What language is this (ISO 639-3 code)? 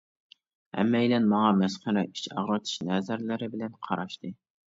uig